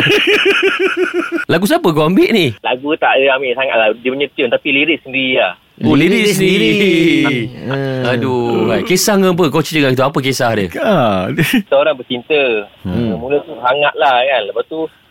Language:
Malay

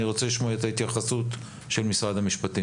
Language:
Hebrew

